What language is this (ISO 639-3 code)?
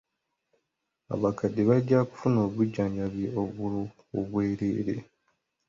lug